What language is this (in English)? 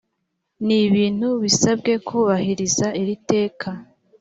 Kinyarwanda